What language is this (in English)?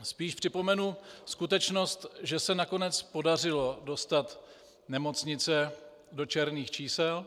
Czech